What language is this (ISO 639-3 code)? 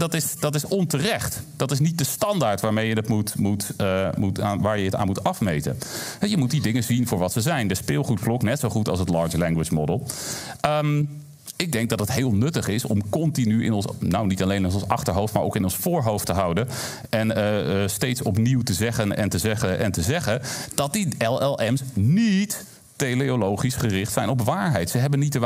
nld